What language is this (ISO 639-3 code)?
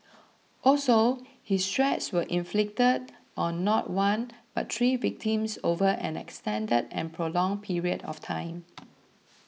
eng